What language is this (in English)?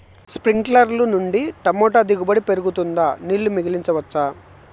Telugu